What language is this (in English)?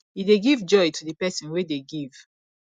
Nigerian Pidgin